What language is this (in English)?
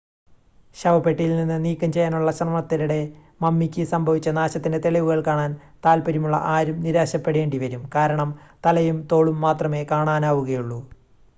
Malayalam